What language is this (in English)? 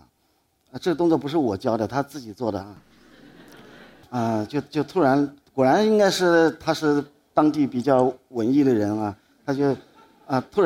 Chinese